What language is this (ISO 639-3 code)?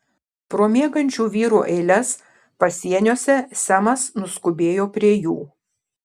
lit